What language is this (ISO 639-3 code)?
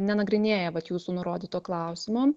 lit